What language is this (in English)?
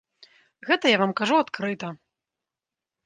Belarusian